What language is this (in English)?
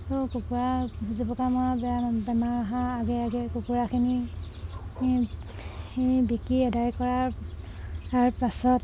Assamese